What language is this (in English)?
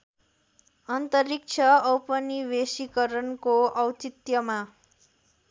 Nepali